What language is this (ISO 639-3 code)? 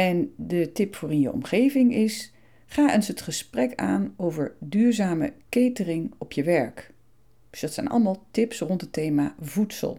nld